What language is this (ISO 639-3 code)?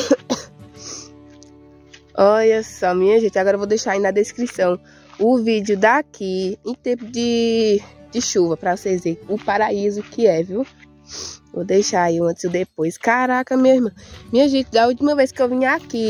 por